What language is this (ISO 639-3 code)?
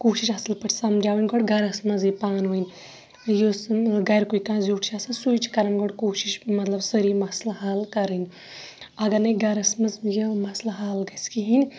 kas